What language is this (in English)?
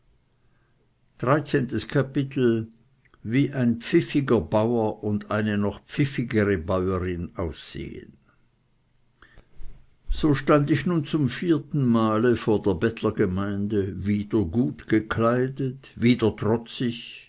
German